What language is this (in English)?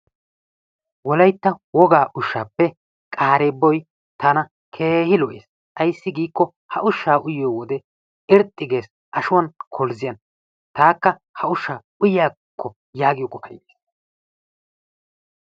Wolaytta